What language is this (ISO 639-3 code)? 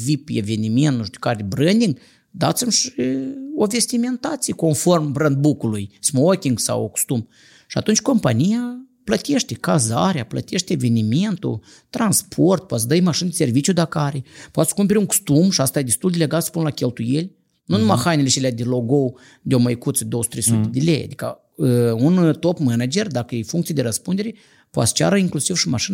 ron